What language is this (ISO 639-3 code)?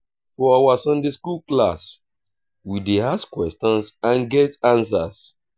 pcm